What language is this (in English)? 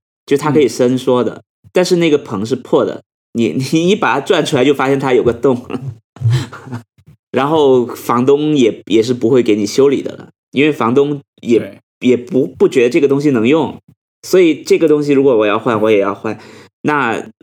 Chinese